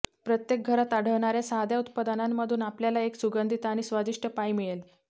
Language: Marathi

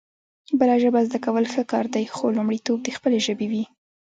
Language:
Pashto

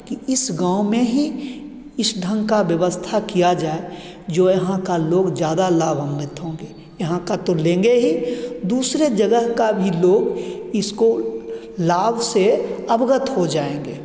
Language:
Hindi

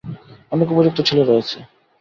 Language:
Bangla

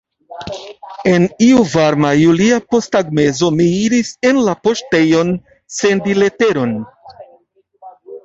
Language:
Esperanto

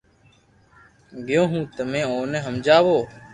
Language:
Loarki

